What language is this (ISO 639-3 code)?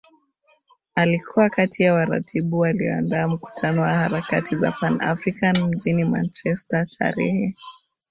swa